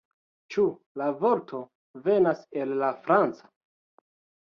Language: Esperanto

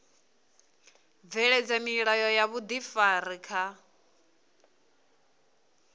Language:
Venda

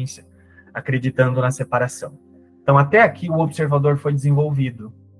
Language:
Portuguese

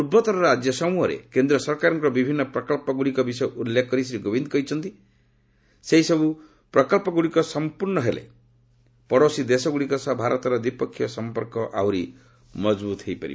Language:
Odia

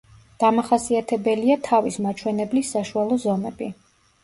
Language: Georgian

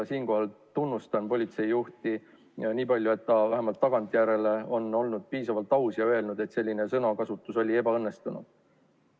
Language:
Estonian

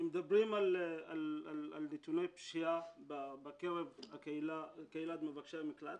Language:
Hebrew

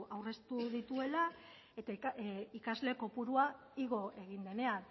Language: Basque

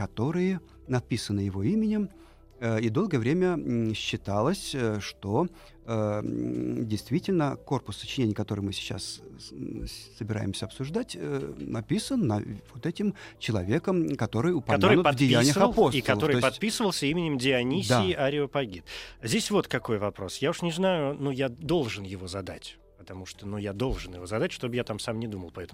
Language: Russian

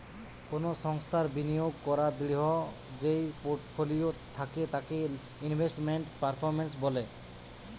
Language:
Bangla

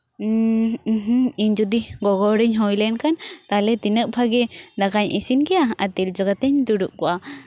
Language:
Santali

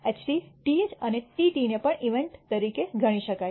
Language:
Gujarati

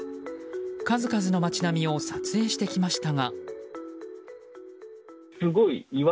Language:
Japanese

